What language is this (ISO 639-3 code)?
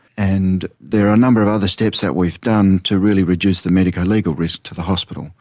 eng